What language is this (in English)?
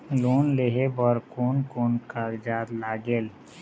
Chhattisgarhi